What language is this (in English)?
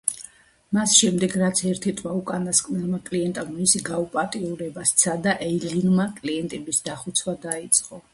Georgian